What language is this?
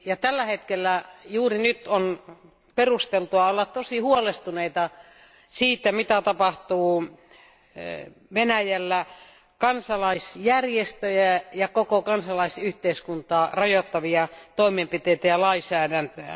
Finnish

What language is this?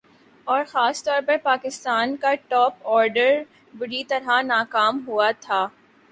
Urdu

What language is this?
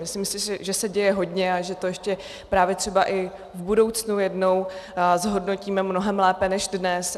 Czech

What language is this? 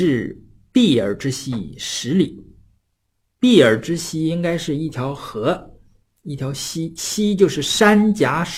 Chinese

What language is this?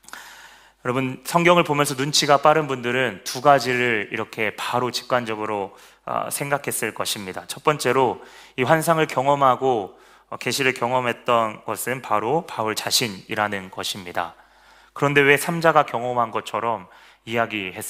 Korean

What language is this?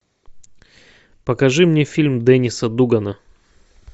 Russian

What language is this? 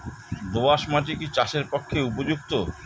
Bangla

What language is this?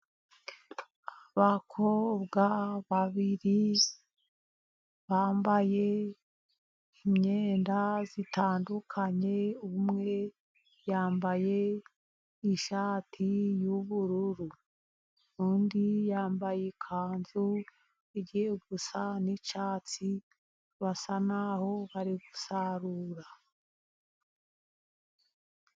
Kinyarwanda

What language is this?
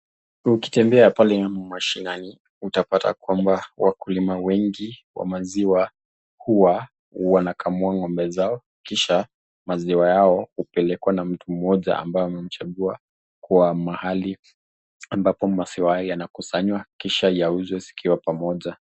Swahili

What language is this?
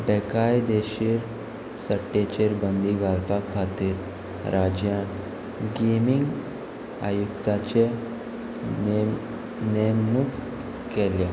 Konkani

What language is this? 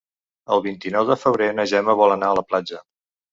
Catalan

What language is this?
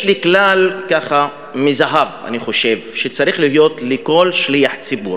Hebrew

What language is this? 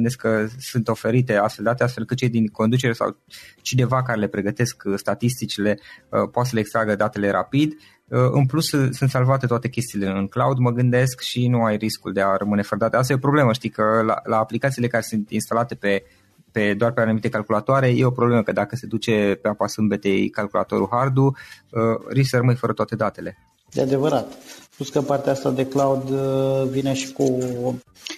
Romanian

